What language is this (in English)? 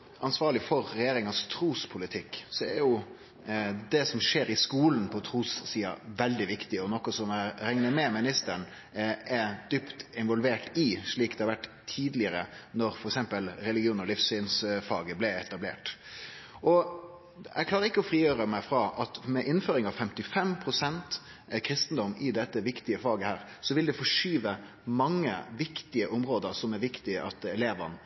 Norwegian Nynorsk